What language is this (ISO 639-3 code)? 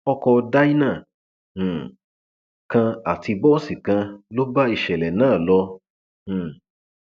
yor